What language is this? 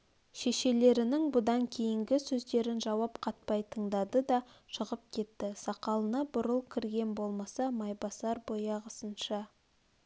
Kazakh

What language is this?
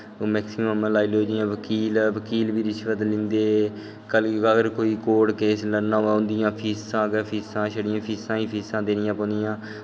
Dogri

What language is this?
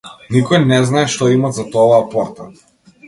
Macedonian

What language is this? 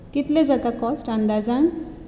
Konkani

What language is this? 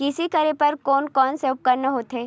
Chhattisgarhi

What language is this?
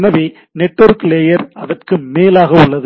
Tamil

